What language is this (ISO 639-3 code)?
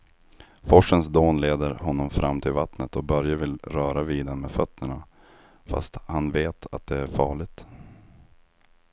swe